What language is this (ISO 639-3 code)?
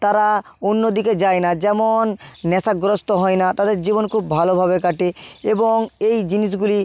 ben